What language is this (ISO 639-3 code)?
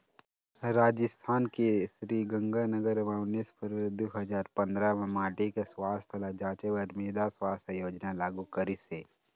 hne